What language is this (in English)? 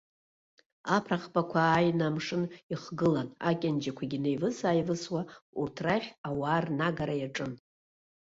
Abkhazian